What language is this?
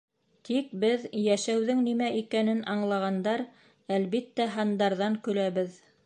Bashkir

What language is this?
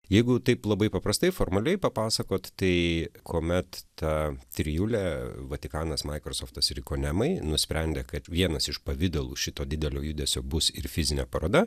Lithuanian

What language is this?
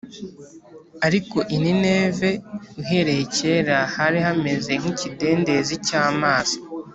Kinyarwanda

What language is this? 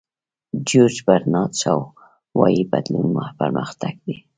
Pashto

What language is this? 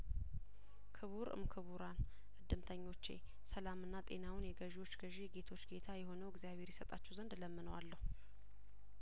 Amharic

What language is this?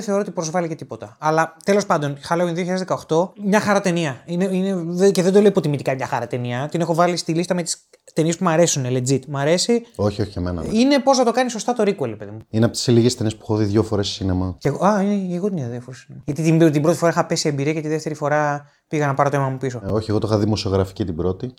Greek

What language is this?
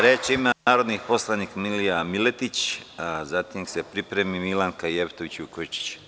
Serbian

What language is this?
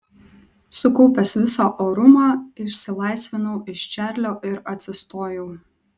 Lithuanian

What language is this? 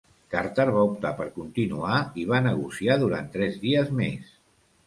Catalan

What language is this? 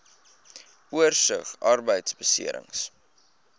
Afrikaans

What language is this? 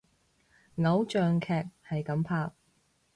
Cantonese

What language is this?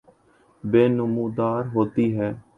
Urdu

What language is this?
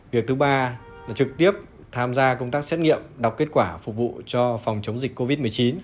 Vietnamese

